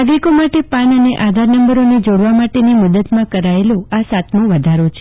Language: Gujarati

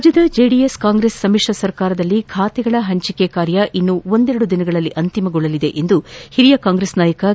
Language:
Kannada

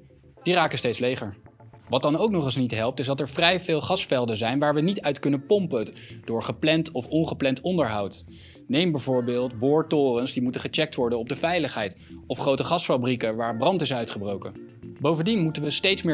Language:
Dutch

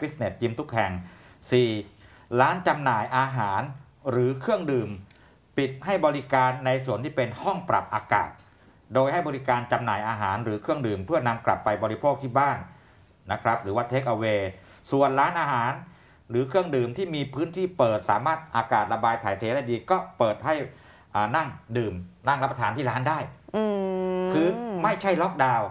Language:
Thai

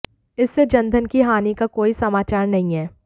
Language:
Hindi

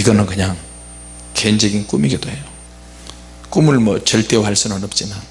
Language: Korean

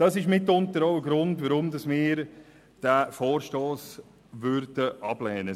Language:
Swiss German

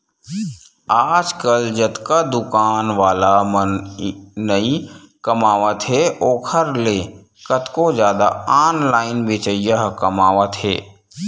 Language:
Chhattisgarhi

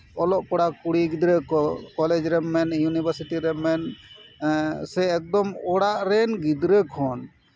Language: Santali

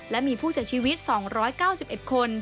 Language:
Thai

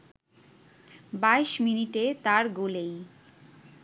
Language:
Bangla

